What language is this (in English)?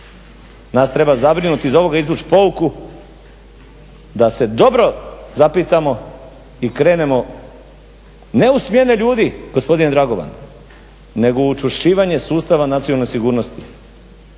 Croatian